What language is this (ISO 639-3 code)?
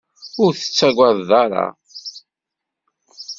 kab